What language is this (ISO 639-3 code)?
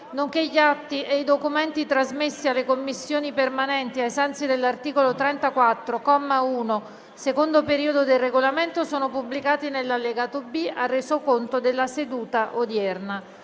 ita